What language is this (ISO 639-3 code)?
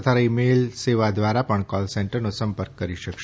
guj